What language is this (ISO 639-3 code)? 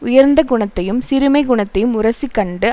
tam